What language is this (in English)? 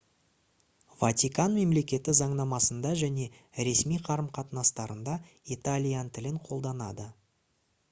Kazakh